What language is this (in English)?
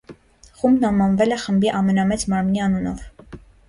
Armenian